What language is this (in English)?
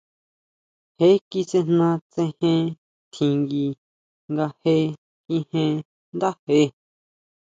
Huautla Mazatec